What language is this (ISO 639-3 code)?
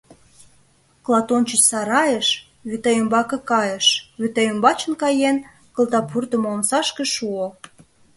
chm